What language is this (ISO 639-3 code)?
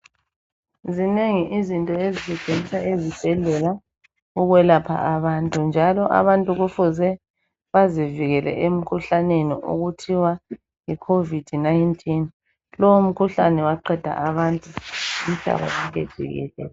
nde